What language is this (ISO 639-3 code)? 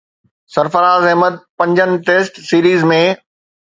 snd